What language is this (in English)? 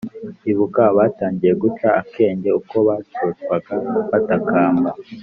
Kinyarwanda